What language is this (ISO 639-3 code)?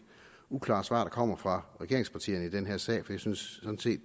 dan